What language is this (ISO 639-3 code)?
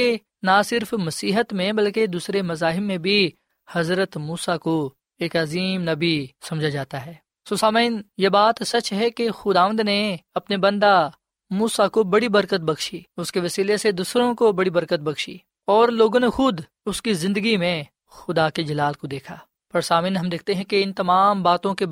urd